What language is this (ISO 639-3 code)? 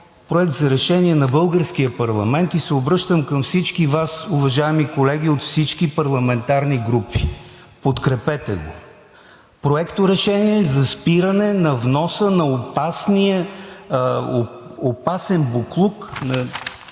bul